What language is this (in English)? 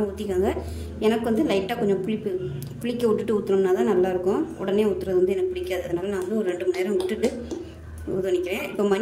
Tamil